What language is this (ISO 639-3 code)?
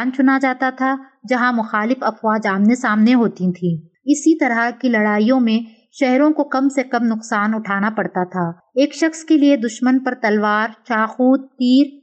urd